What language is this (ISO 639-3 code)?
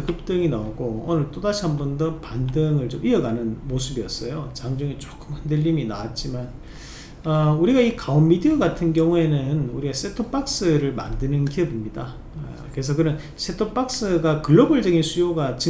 kor